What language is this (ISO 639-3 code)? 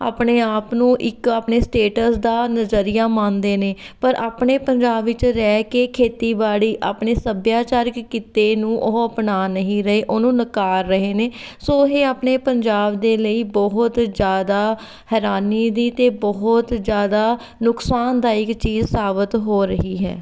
pan